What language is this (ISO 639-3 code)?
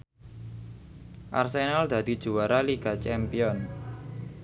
jav